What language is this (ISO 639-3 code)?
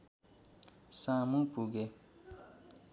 nep